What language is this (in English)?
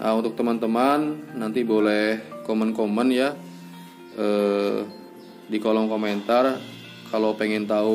Indonesian